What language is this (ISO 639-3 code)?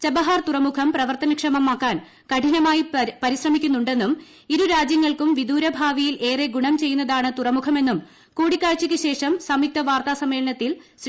mal